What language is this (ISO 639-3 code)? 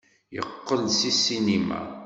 kab